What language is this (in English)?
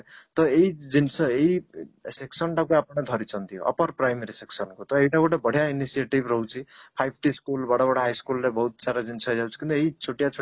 Odia